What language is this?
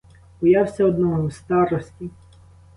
Ukrainian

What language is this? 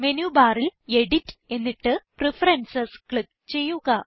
Malayalam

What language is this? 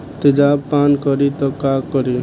Bhojpuri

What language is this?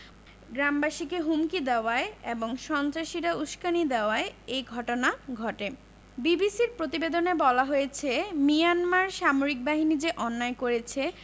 Bangla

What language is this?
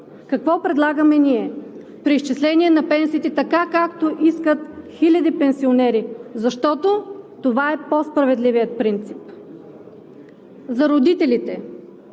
Bulgarian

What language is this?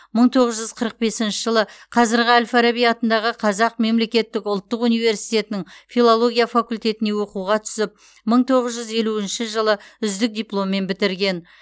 Kazakh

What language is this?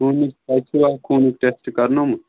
Kashmiri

